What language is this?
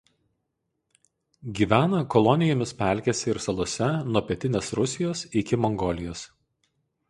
Lithuanian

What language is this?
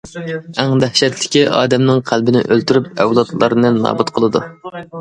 Uyghur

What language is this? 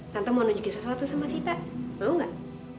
Indonesian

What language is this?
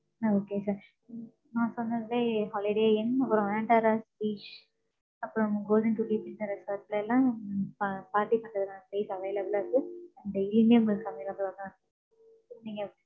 Tamil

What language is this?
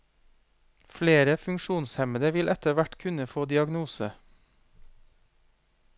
Norwegian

